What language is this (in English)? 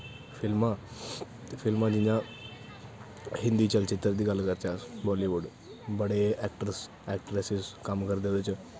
Dogri